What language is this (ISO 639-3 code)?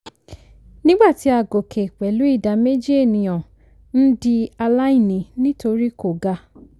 yor